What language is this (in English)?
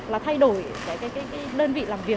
Vietnamese